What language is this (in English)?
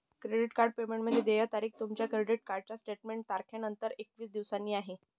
Marathi